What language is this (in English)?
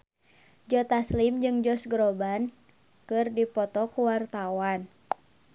Sundanese